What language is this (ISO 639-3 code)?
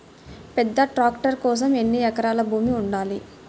tel